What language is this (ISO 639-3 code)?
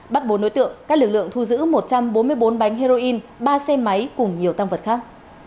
vie